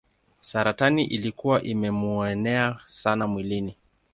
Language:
Swahili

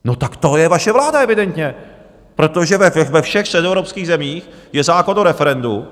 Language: Czech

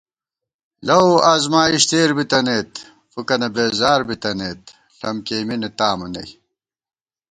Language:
Gawar-Bati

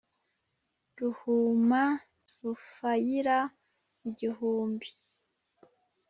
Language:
Kinyarwanda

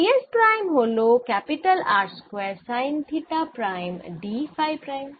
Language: Bangla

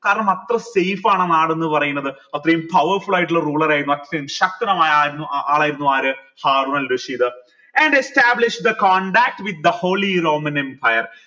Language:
Malayalam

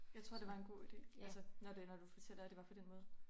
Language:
Danish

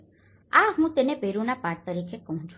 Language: Gujarati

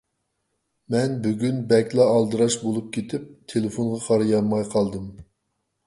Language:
Uyghur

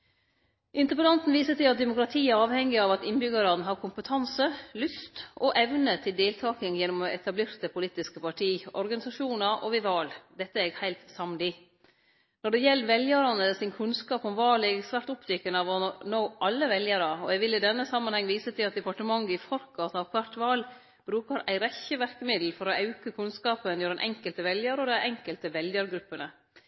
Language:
Norwegian Nynorsk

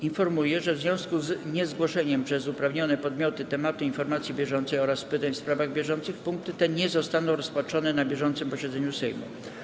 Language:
Polish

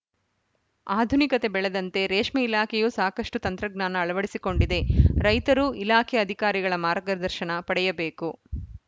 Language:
Kannada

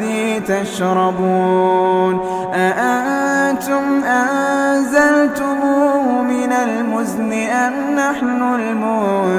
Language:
Arabic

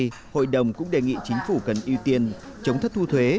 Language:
Vietnamese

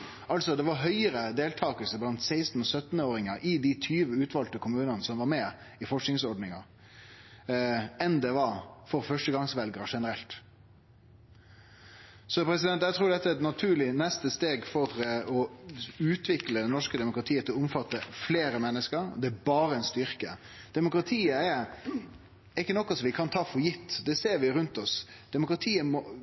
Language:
Norwegian Nynorsk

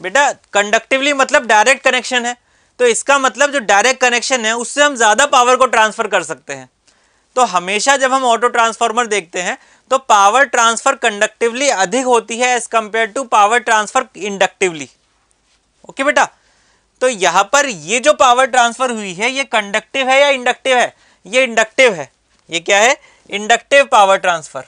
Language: Hindi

